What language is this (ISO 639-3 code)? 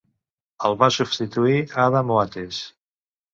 cat